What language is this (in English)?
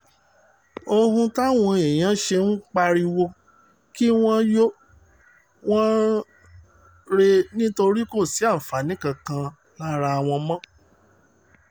Yoruba